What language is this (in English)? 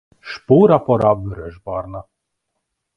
Hungarian